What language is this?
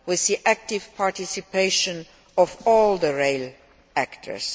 English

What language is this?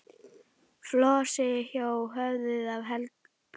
Icelandic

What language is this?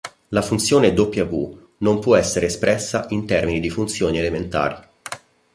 Italian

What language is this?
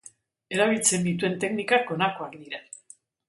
Basque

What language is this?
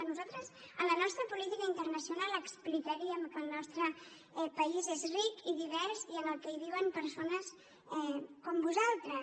Catalan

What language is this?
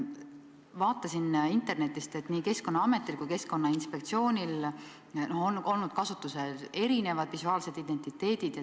Estonian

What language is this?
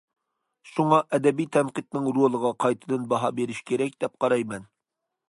Uyghur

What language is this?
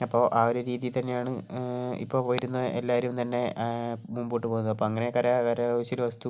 Malayalam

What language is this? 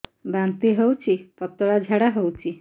Odia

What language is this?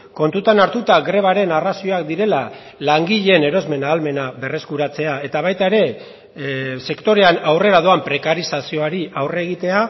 Basque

